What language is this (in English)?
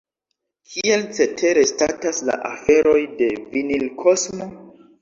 Esperanto